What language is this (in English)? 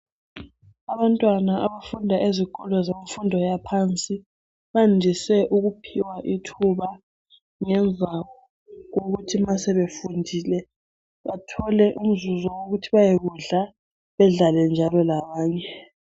North Ndebele